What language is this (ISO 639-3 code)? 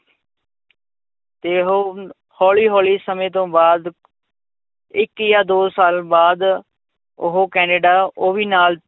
pan